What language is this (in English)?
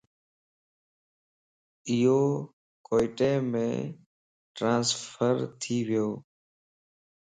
Lasi